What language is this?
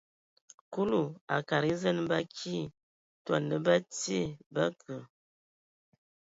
Ewondo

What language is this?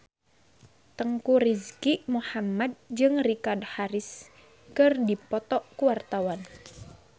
Sundanese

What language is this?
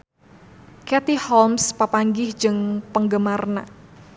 Sundanese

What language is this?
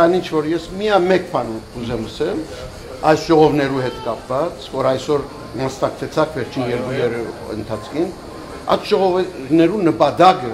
Romanian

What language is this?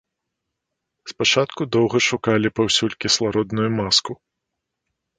Belarusian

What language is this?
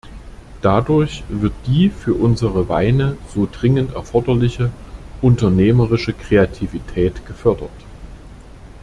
German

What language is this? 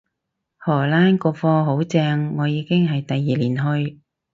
Cantonese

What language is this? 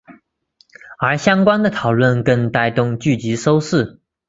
Chinese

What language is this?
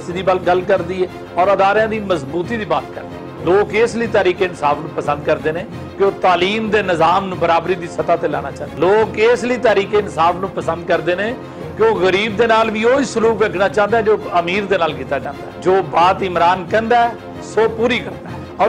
Hindi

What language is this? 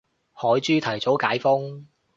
Cantonese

